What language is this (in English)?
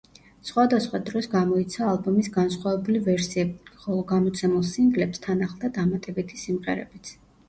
Georgian